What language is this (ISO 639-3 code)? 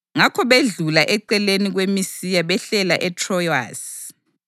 nde